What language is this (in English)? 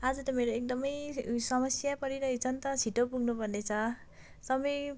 Nepali